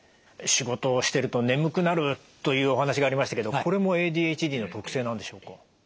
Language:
Japanese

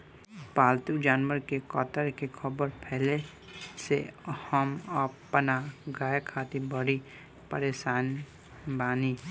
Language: Bhojpuri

